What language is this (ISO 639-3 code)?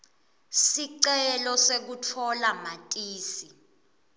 ssw